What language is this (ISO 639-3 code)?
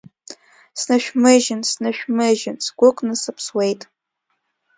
abk